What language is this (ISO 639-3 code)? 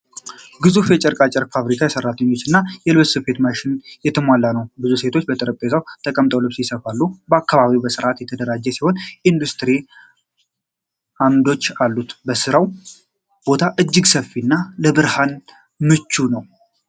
amh